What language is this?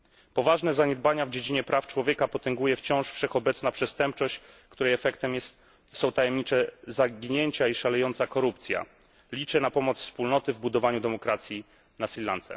Polish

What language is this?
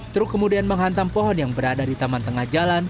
Indonesian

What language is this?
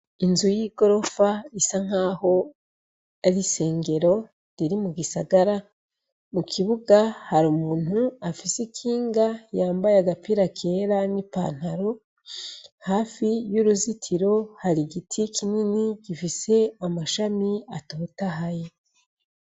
Rundi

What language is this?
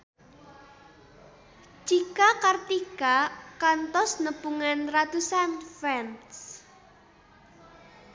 Sundanese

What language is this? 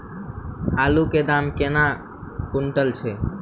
Maithili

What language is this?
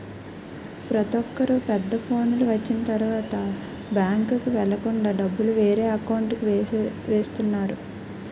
Telugu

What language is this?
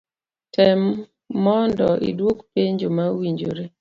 Luo (Kenya and Tanzania)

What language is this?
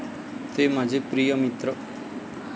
Marathi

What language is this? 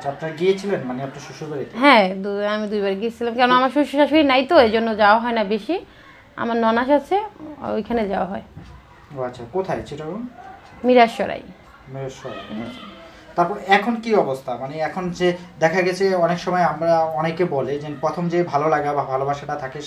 Italian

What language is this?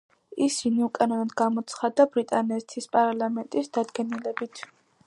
Georgian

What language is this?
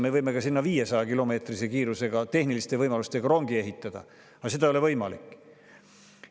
Estonian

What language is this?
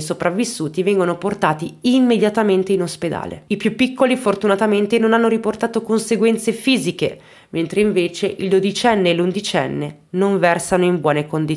Italian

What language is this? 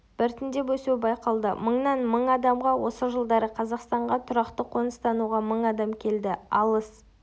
Kazakh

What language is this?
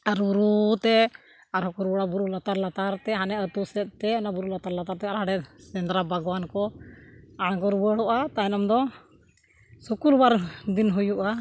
Santali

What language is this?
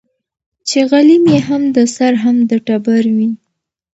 Pashto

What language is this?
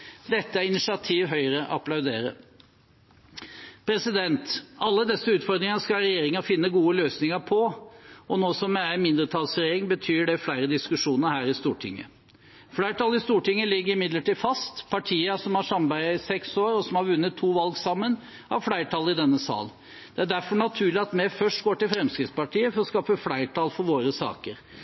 Norwegian Bokmål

